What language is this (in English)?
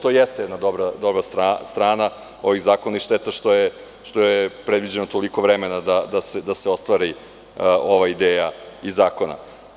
Serbian